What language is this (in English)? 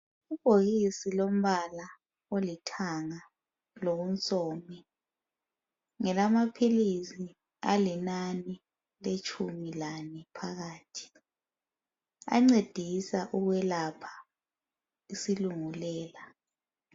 North Ndebele